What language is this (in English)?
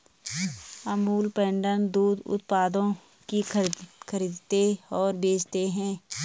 Hindi